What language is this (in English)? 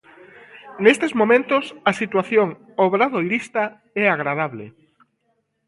Galician